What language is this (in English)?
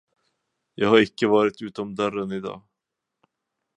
Swedish